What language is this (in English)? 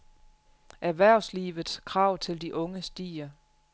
Danish